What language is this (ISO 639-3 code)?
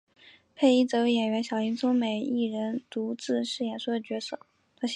zho